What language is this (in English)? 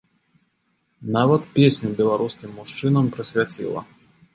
Belarusian